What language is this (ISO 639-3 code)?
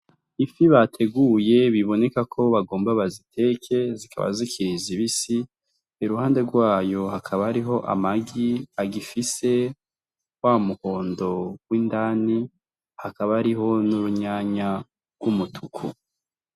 run